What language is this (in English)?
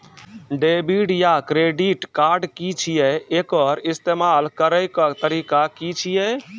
Maithili